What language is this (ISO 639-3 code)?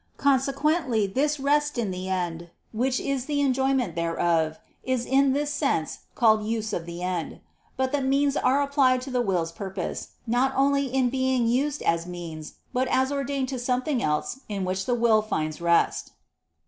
eng